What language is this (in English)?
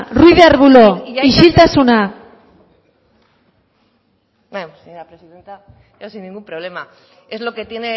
Spanish